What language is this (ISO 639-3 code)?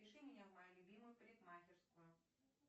rus